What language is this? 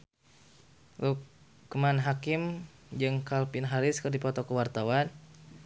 Sundanese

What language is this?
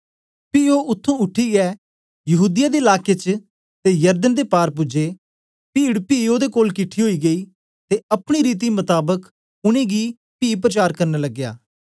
Dogri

